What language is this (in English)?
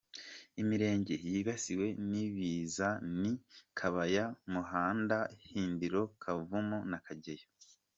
Kinyarwanda